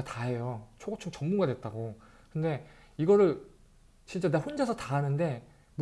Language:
Korean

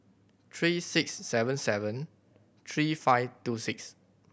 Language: English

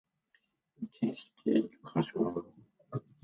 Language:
Japanese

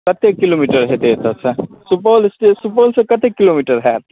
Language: Maithili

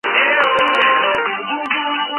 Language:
Georgian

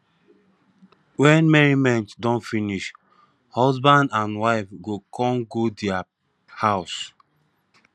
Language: Nigerian Pidgin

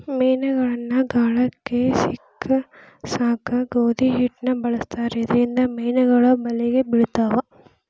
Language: Kannada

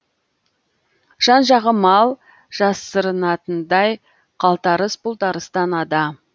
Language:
Kazakh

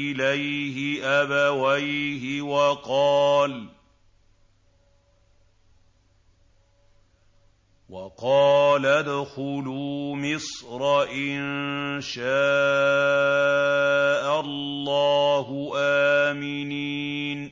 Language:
Arabic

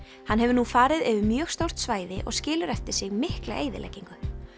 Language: Icelandic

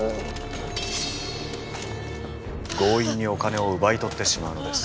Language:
Japanese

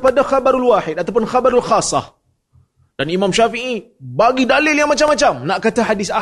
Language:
Malay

